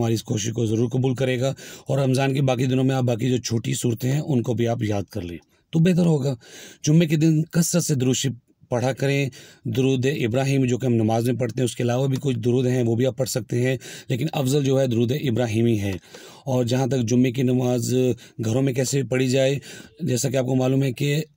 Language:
Indonesian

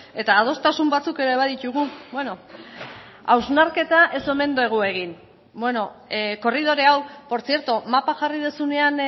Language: Basque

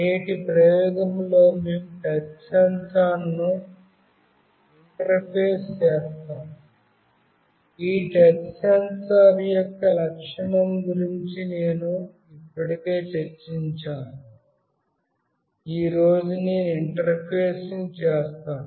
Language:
Telugu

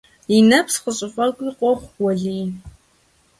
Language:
Kabardian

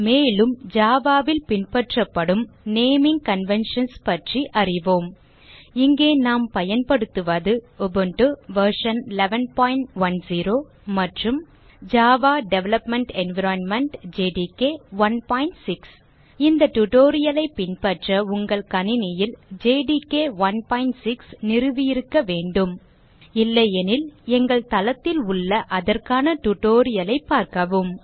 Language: Tamil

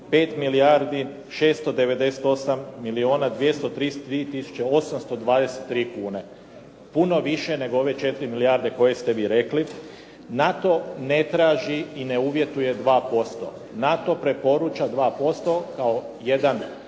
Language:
Croatian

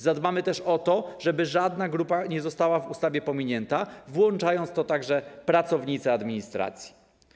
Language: Polish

